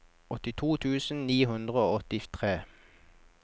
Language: Norwegian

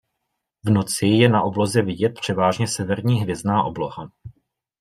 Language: Czech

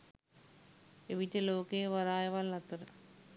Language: Sinhala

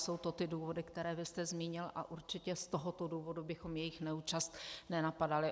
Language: Czech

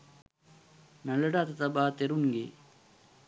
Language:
Sinhala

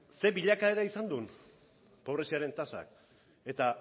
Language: Basque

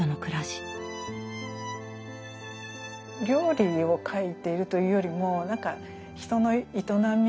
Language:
Japanese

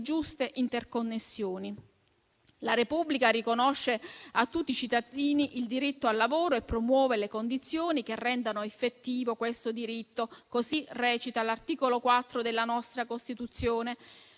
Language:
Italian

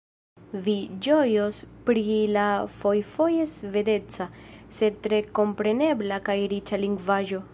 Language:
Esperanto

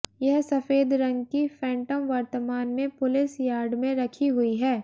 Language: Hindi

